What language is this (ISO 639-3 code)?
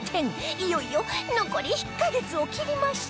jpn